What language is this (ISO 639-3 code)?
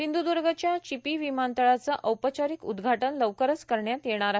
mar